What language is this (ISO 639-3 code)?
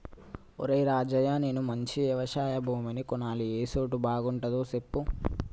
tel